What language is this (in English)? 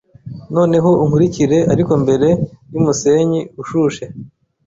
Kinyarwanda